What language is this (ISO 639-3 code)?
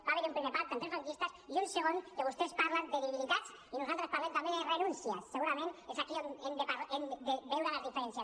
cat